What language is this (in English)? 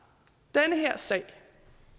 Danish